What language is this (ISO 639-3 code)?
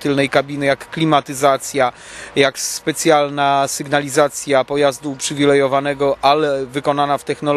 pol